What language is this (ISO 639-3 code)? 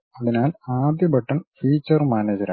mal